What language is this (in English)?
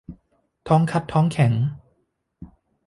Thai